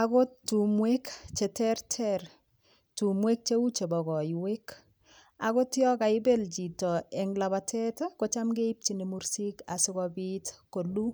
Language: Kalenjin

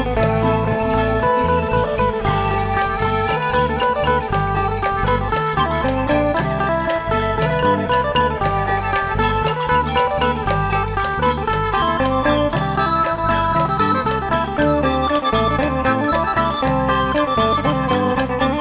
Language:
Thai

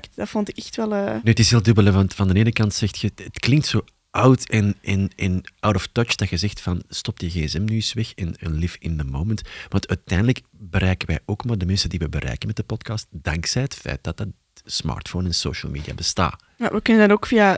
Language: Dutch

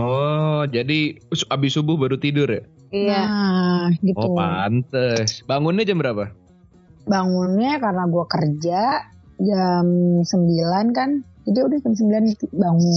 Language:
Indonesian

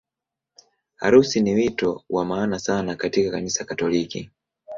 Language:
Swahili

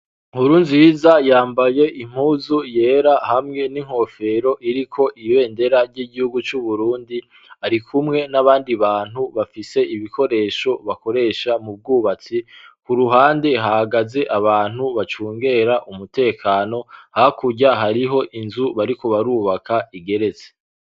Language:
Rundi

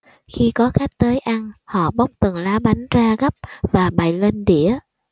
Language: Vietnamese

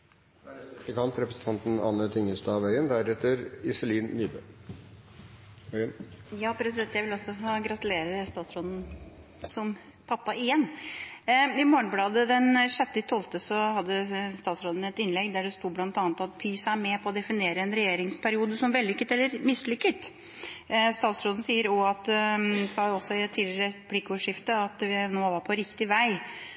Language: Norwegian Bokmål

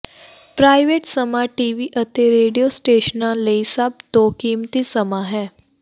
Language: Punjabi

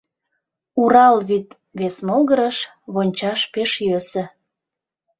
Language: Mari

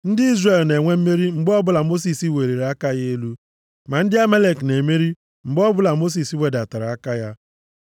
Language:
Igbo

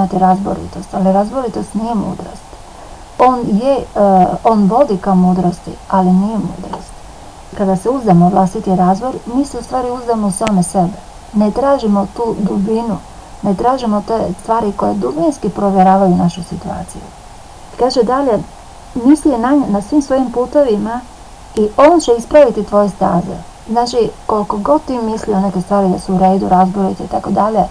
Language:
Croatian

